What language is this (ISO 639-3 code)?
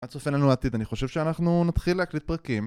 heb